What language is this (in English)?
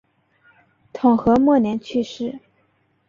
Chinese